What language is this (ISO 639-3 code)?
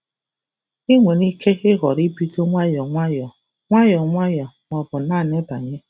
ibo